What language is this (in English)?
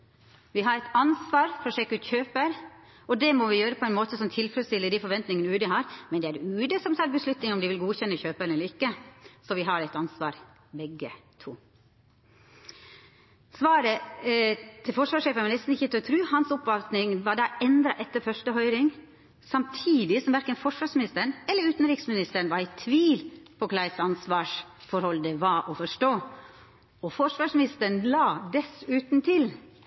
Norwegian Nynorsk